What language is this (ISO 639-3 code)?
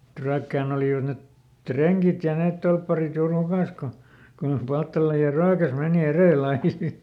fin